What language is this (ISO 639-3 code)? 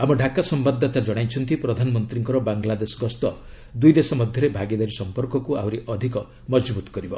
ori